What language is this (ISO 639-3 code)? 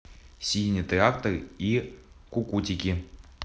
rus